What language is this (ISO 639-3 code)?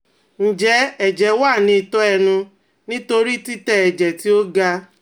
yor